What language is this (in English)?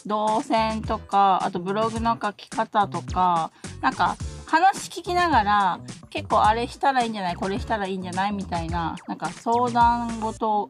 Japanese